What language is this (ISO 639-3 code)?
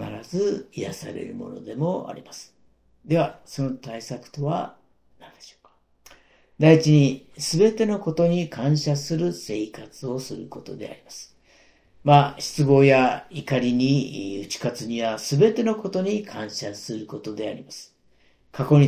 jpn